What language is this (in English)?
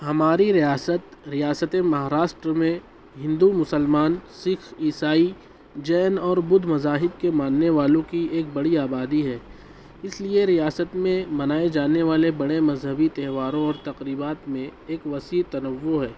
Urdu